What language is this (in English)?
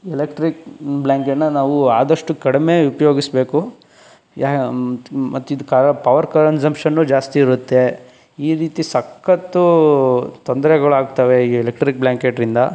Kannada